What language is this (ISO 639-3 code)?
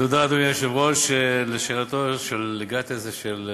heb